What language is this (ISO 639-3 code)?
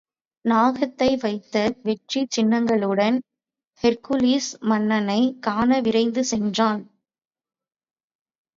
tam